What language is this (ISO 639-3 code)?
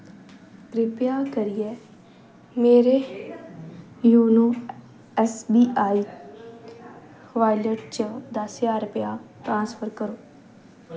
doi